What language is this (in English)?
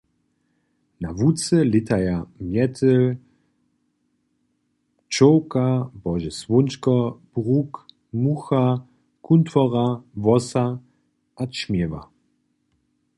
Upper Sorbian